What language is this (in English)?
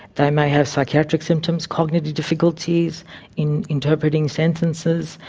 English